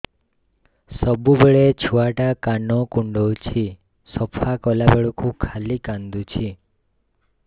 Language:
Odia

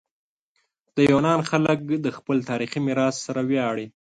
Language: Pashto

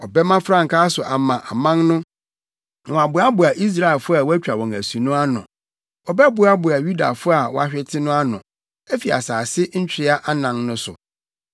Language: Akan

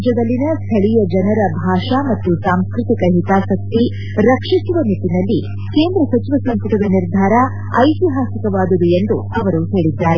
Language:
Kannada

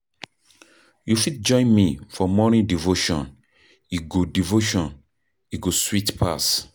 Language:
Nigerian Pidgin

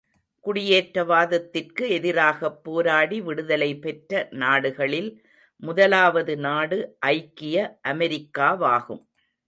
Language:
Tamil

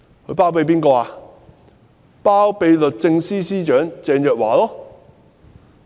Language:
Cantonese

